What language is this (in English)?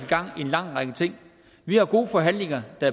Danish